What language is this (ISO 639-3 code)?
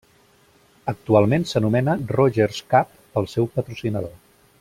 cat